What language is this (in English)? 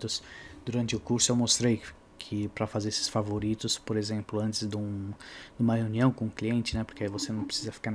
Portuguese